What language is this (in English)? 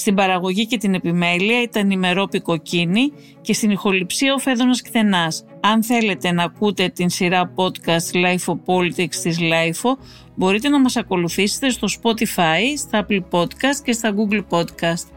Greek